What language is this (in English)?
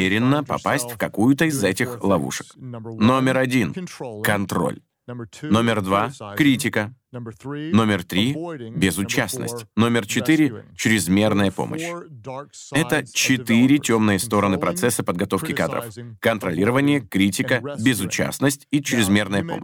Russian